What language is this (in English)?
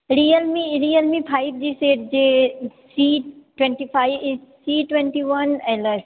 Maithili